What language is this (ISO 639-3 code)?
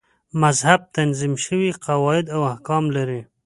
pus